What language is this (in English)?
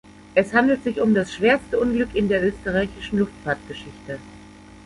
German